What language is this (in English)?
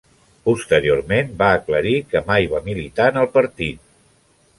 Catalan